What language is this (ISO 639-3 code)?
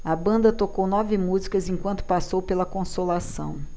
por